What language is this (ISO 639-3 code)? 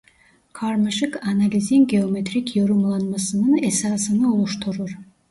tur